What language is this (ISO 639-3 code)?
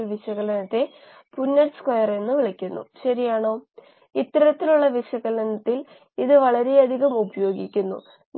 mal